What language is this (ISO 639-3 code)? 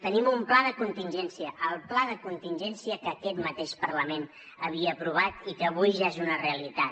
cat